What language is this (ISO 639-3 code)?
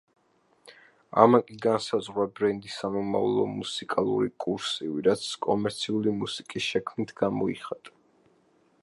kat